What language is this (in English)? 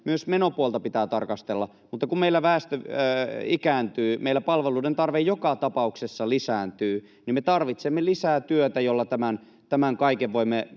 Finnish